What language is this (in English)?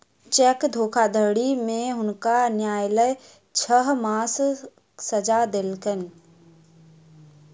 Maithili